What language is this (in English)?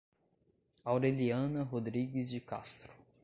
Portuguese